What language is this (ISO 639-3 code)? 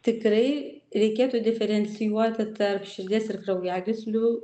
lit